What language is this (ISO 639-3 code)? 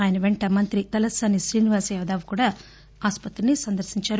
tel